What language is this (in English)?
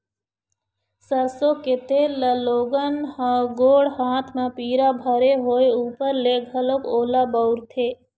Chhattisgarhi